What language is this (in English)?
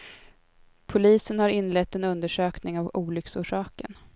Swedish